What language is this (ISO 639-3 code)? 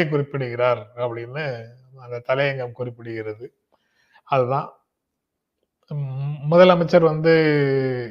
tam